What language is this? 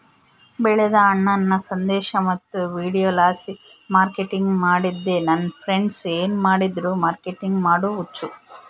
Kannada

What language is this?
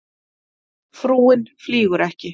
Icelandic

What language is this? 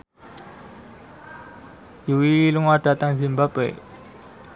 Javanese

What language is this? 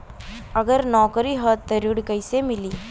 Bhojpuri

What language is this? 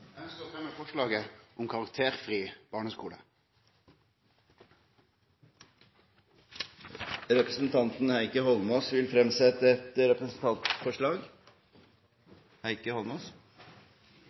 Norwegian Nynorsk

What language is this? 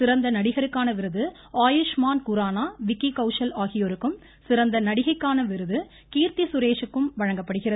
Tamil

